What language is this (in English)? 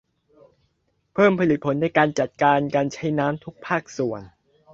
Thai